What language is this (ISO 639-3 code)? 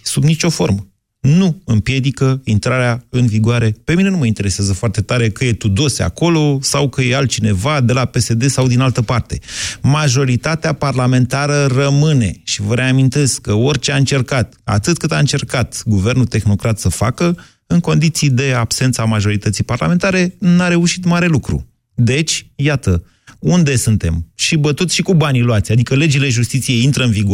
ron